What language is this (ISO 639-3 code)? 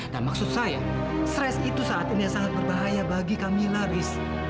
ind